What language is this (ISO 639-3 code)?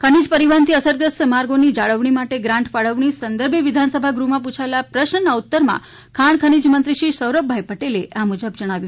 guj